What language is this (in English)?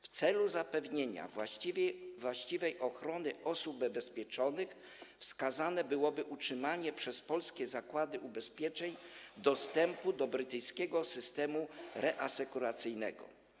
Polish